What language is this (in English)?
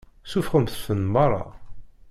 Kabyle